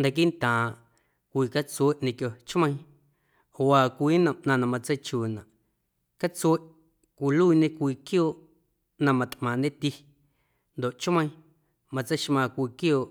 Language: Guerrero Amuzgo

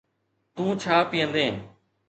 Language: Sindhi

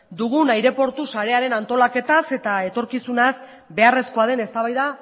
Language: Basque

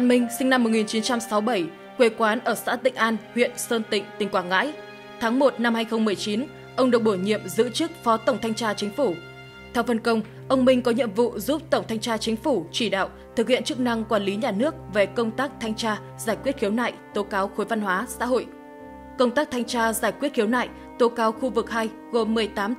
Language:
Vietnamese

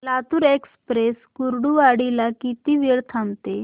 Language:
Marathi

